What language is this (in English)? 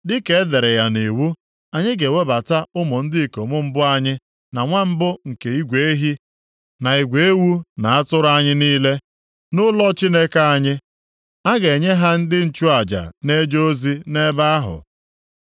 Igbo